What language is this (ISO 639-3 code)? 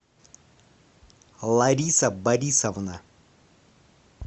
rus